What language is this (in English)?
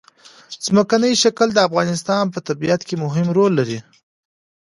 Pashto